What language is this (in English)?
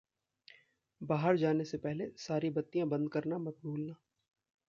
Hindi